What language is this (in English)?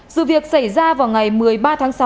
Vietnamese